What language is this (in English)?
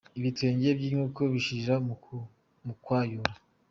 Kinyarwanda